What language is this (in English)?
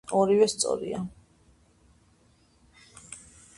Georgian